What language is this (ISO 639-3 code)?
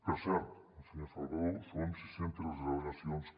cat